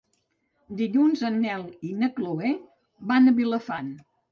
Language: Catalan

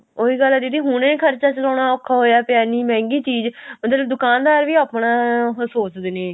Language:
Punjabi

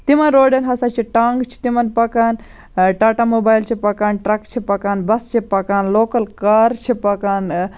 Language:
Kashmiri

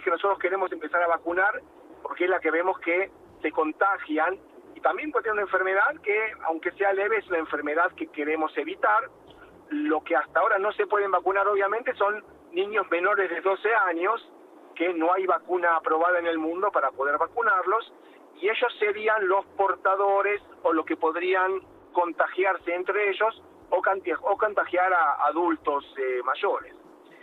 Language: Spanish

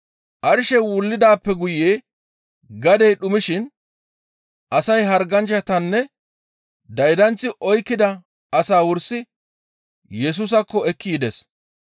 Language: Gamo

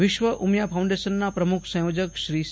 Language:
Gujarati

